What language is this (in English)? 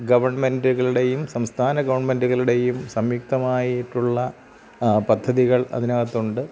Malayalam